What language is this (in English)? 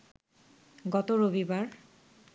Bangla